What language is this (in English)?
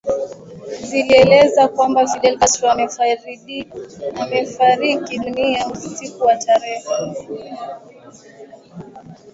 Swahili